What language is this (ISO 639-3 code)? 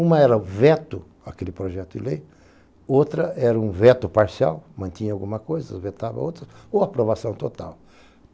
por